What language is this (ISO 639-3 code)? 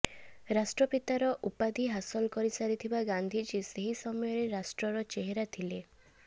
ori